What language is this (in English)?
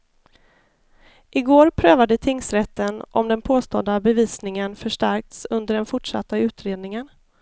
Swedish